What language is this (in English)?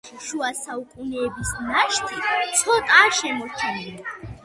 Georgian